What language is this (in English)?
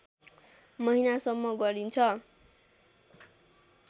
Nepali